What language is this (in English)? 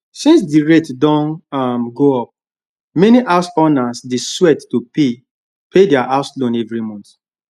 Nigerian Pidgin